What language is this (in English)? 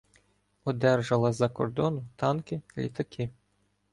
Ukrainian